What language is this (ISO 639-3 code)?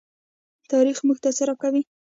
pus